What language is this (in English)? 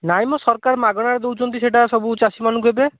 Odia